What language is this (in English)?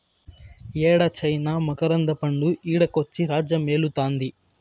Telugu